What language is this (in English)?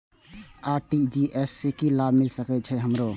Maithili